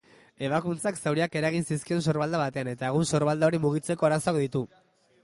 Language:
Basque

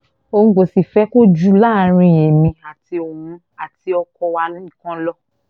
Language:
Yoruba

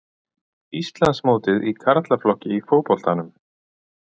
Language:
Icelandic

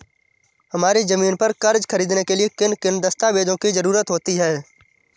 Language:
Hindi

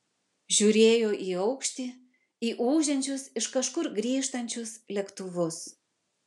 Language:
Lithuanian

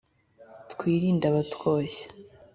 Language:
Kinyarwanda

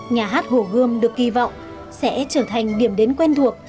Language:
Vietnamese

